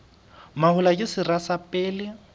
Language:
Southern Sotho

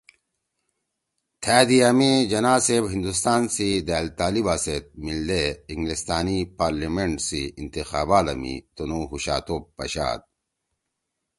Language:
Torwali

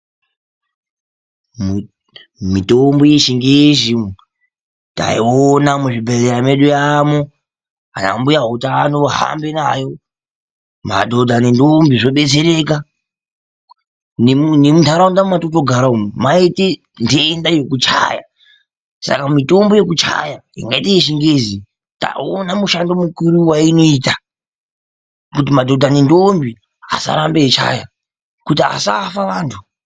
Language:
Ndau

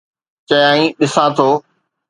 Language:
Sindhi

